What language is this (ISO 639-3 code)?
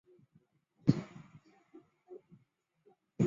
zho